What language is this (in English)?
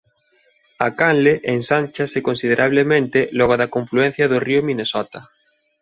Galician